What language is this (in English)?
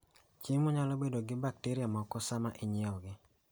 Luo (Kenya and Tanzania)